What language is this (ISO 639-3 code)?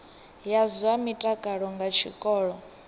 ven